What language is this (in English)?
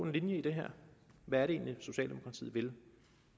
Danish